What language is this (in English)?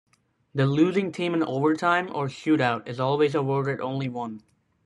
English